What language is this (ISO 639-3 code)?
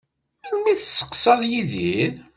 kab